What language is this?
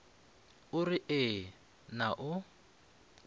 Northern Sotho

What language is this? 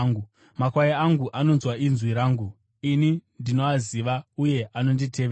Shona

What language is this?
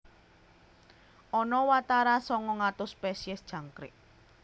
Javanese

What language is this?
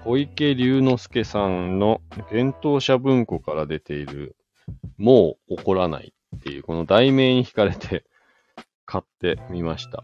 Japanese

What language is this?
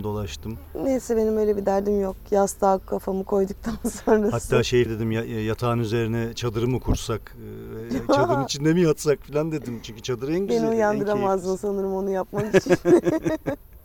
Turkish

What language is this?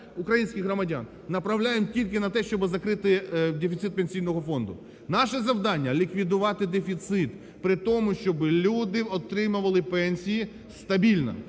Ukrainian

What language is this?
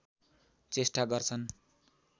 Nepali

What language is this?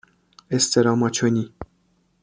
Persian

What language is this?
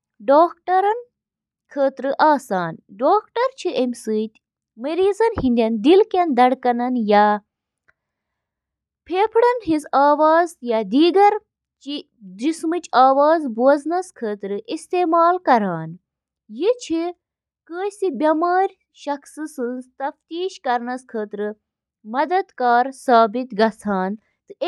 Kashmiri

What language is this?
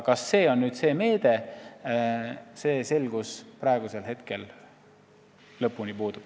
Estonian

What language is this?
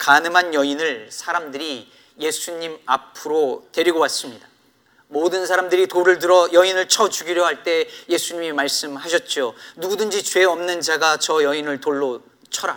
Korean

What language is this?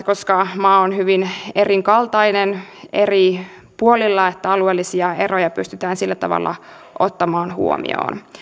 Finnish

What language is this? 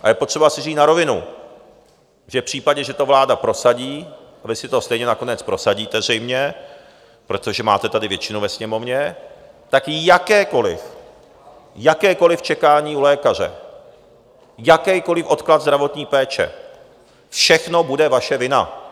Czech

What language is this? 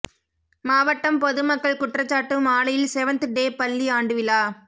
Tamil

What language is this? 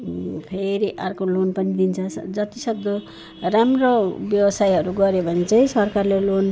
Nepali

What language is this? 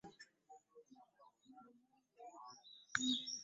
Ganda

